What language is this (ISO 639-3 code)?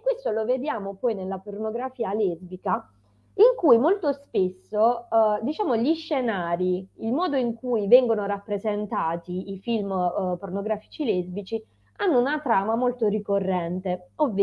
ita